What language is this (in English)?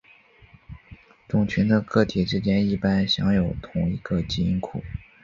Chinese